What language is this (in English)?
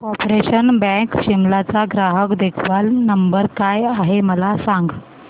Marathi